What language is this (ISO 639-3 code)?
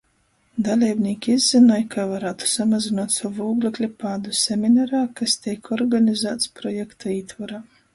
ltg